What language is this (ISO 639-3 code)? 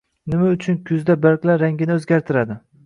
uzb